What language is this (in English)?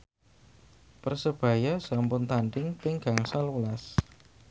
Javanese